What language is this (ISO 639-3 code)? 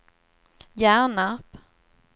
swe